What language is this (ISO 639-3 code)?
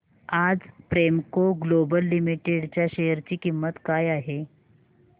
mar